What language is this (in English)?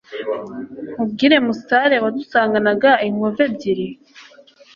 Kinyarwanda